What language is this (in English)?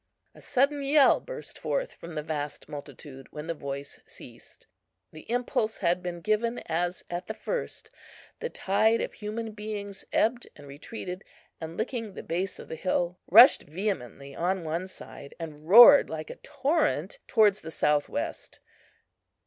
English